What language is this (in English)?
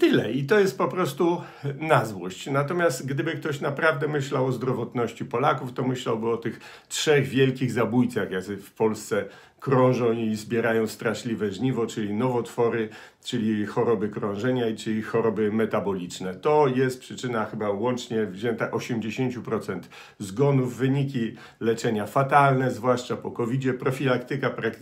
Polish